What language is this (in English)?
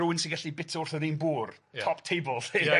Welsh